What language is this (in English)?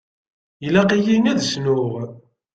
Kabyle